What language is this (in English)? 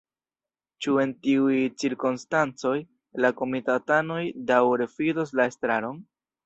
Esperanto